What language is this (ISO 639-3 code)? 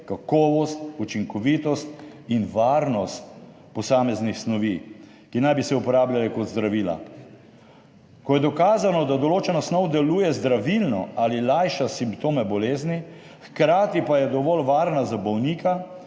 slv